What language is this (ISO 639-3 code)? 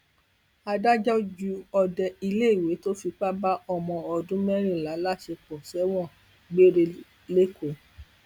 yor